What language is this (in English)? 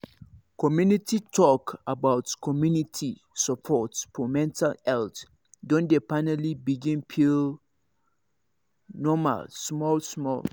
Nigerian Pidgin